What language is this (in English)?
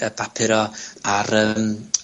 Welsh